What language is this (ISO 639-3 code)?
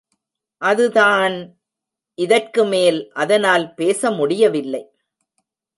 tam